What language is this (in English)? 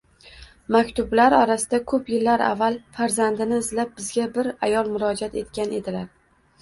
Uzbek